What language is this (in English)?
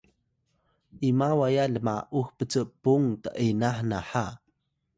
Atayal